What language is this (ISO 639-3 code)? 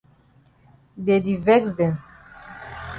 wes